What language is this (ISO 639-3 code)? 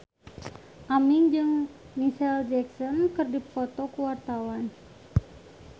sun